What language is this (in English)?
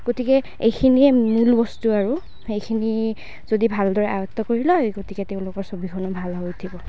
Assamese